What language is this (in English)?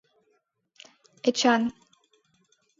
Mari